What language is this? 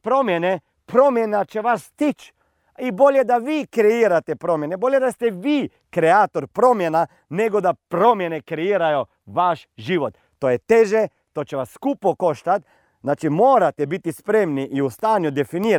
Croatian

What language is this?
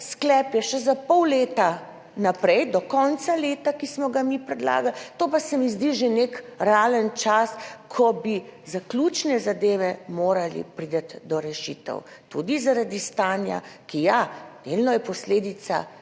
Slovenian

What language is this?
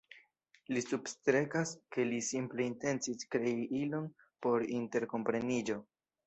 Esperanto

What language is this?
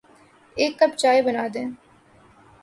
Urdu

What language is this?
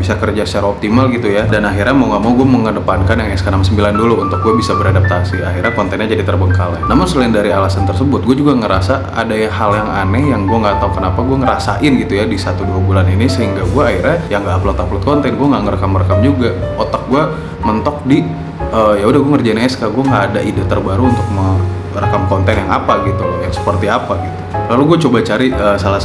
Indonesian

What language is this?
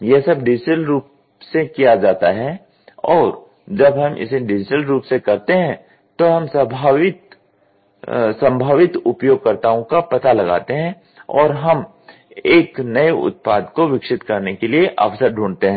Hindi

